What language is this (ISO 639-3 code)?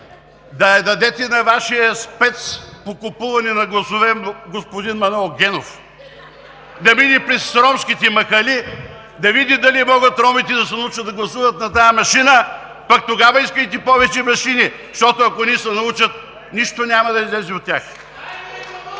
bul